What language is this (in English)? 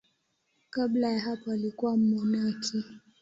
Swahili